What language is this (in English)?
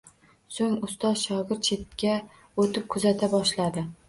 Uzbek